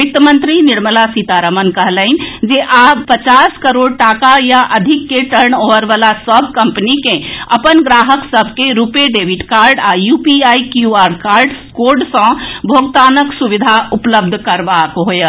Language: Maithili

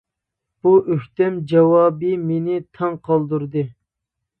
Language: Uyghur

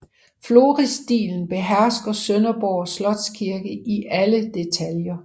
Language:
Danish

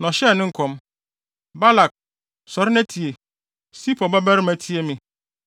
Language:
Akan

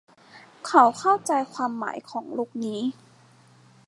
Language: Thai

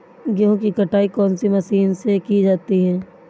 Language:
Hindi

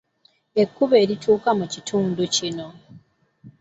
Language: Ganda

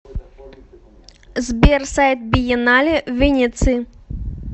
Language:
Russian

